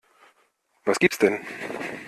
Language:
German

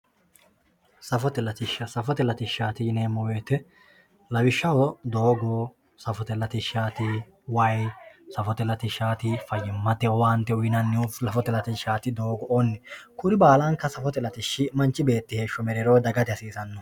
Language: Sidamo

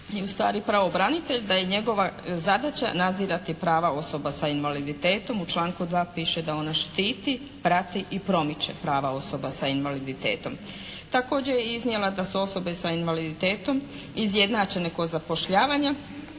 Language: Croatian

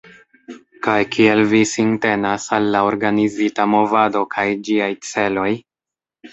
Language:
Esperanto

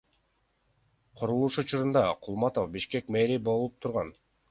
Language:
Kyrgyz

